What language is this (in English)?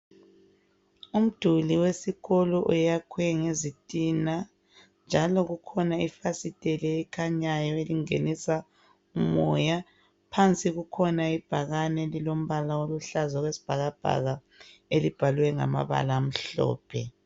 North Ndebele